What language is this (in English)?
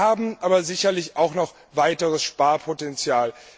German